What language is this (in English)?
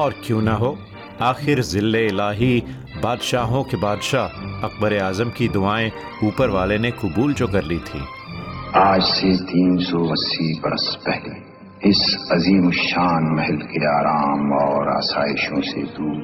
Hindi